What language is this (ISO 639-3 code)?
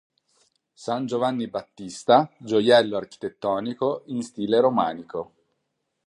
ita